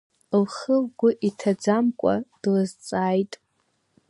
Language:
Abkhazian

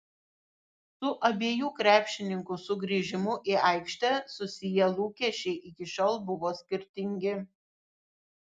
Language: Lithuanian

